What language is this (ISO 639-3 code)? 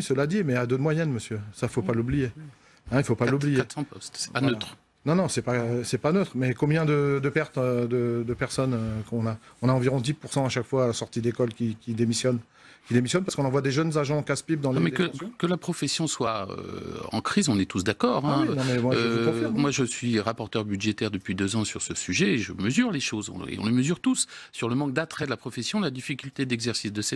fra